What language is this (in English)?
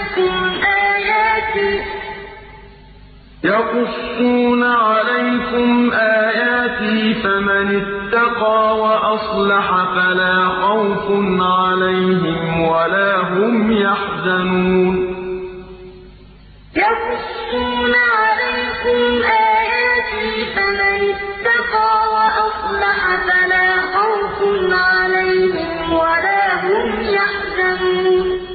Arabic